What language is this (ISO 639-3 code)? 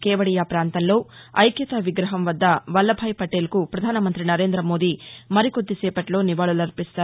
tel